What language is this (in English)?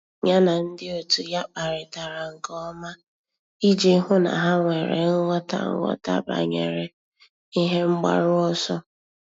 Igbo